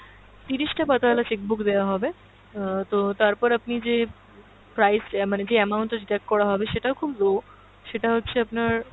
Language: Bangla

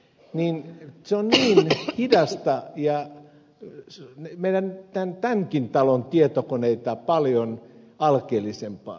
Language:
Finnish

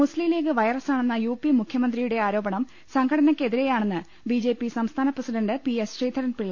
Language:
Malayalam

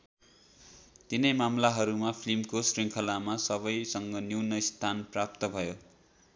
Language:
Nepali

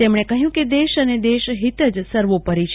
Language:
Gujarati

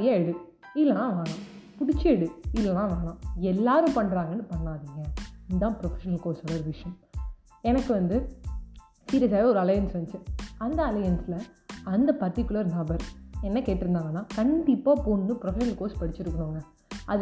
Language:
Tamil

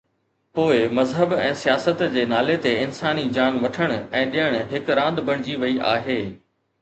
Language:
Sindhi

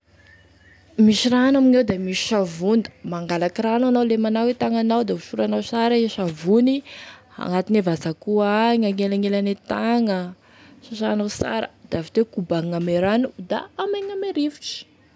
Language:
Tesaka Malagasy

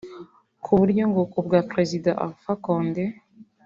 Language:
Kinyarwanda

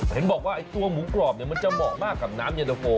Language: Thai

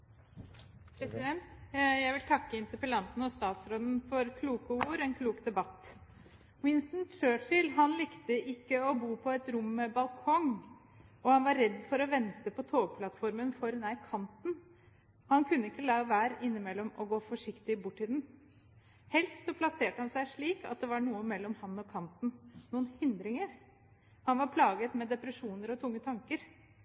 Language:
Norwegian Bokmål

